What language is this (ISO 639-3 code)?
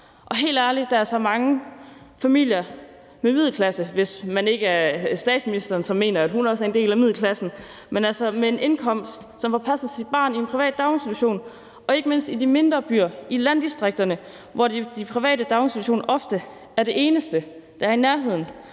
dan